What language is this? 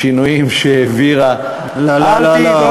Hebrew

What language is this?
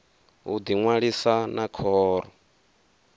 Venda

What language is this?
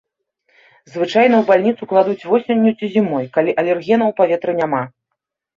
Belarusian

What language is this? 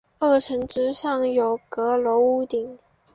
Chinese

